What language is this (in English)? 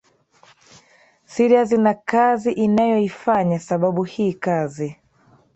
Swahili